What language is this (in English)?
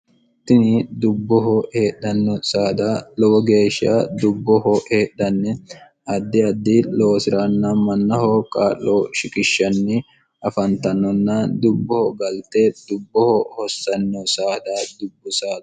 Sidamo